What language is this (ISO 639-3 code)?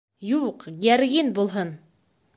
bak